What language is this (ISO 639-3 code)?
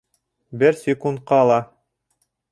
bak